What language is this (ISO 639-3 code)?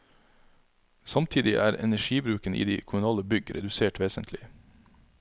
nor